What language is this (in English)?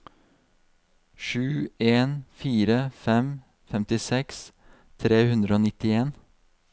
Norwegian